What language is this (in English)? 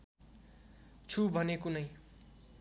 Nepali